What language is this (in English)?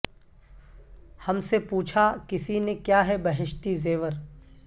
Urdu